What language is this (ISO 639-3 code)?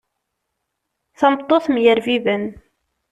kab